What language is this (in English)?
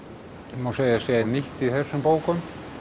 Icelandic